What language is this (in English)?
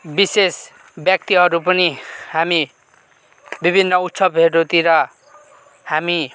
Nepali